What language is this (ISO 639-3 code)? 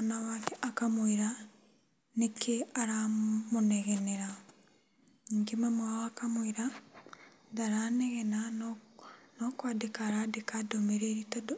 kik